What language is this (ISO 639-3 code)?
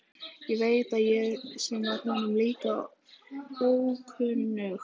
isl